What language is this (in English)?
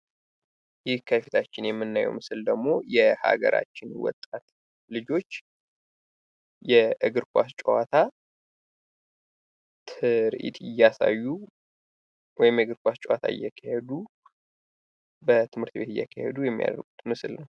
Amharic